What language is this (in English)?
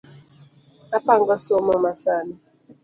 Luo (Kenya and Tanzania)